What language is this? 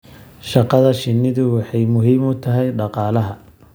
Somali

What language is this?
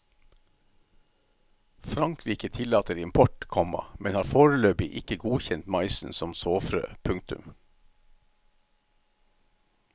Norwegian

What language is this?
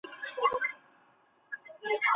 Chinese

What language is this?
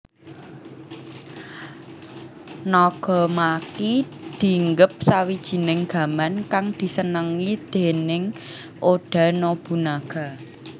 Javanese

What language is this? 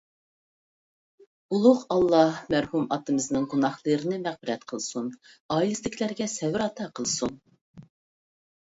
Uyghur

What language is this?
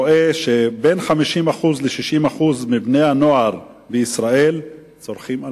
Hebrew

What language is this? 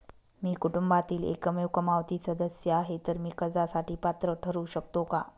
Marathi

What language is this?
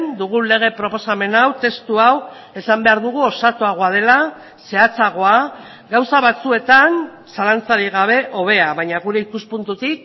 Basque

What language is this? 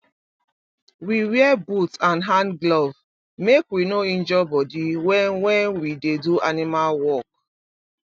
Nigerian Pidgin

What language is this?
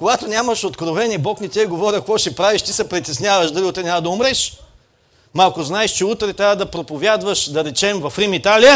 Bulgarian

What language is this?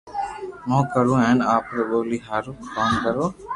Loarki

